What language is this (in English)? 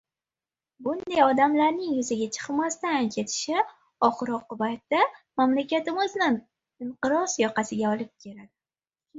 Uzbek